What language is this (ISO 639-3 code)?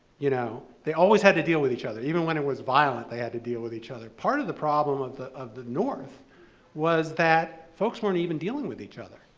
eng